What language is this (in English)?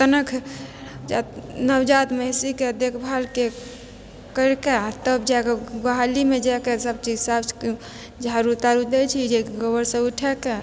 Maithili